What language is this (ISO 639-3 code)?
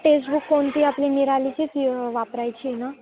mar